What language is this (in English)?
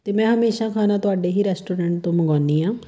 Punjabi